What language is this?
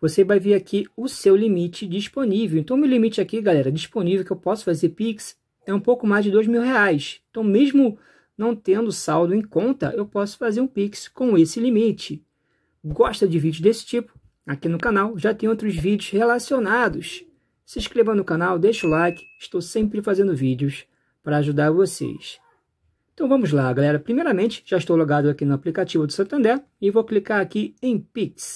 Portuguese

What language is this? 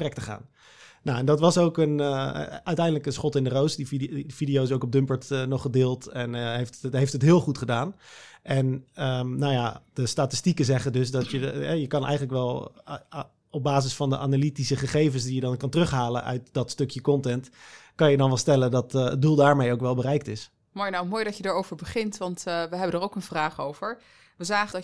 Dutch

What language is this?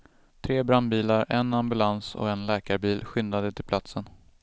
Swedish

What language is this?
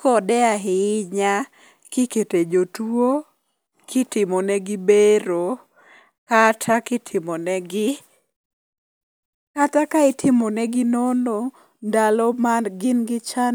Luo (Kenya and Tanzania)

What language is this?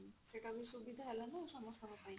Odia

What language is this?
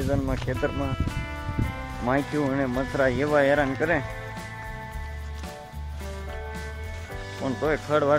Gujarati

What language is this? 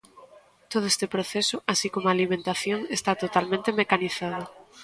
Galician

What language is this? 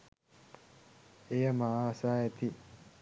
Sinhala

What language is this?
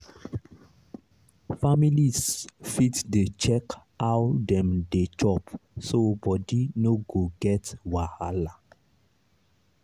Nigerian Pidgin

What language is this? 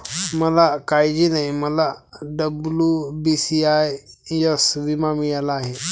Marathi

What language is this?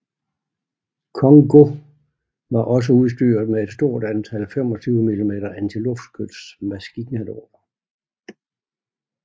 Danish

